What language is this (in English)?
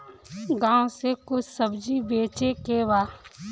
Bhojpuri